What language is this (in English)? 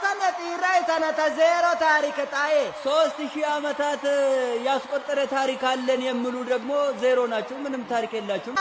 Arabic